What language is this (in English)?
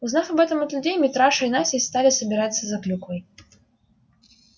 Russian